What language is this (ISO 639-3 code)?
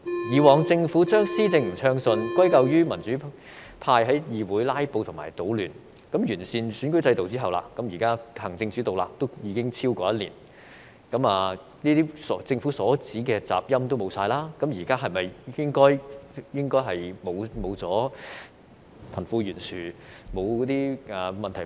yue